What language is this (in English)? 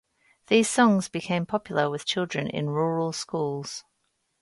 English